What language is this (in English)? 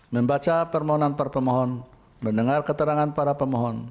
Indonesian